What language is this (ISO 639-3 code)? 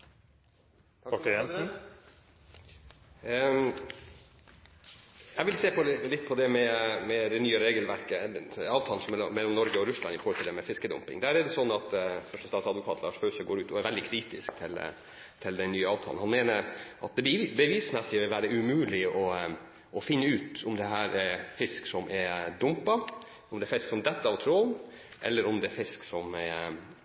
nob